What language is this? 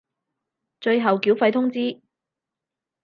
Cantonese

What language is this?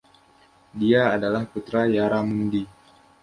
Indonesian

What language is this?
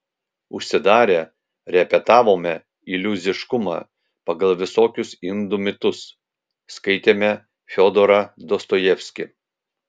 Lithuanian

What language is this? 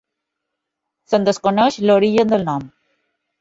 Catalan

